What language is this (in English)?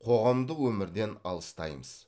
Kazakh